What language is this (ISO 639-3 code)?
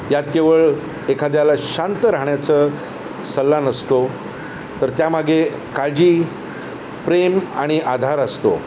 mar